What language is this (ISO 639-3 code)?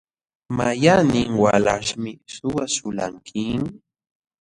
qxw